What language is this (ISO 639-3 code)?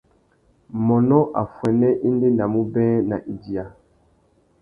bag